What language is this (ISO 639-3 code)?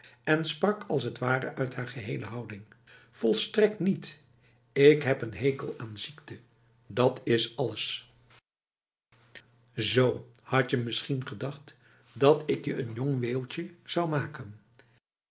nld